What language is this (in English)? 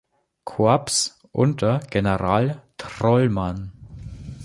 German